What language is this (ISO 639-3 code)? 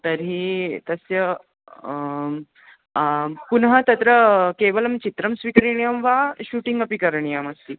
san